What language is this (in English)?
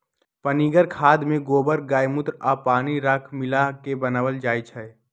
Magahi